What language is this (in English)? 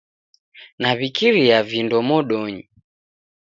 Taita